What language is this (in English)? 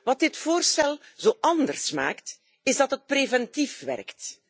Dutch